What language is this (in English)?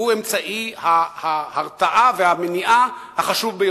Hebrew